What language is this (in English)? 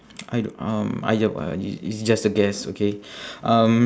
English